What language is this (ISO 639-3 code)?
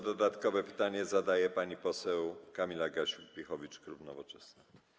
pol